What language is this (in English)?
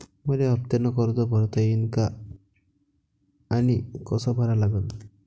Marathi